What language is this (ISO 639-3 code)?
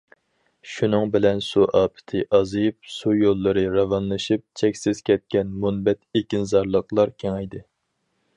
uig